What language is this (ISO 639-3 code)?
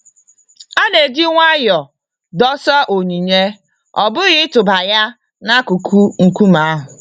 ibo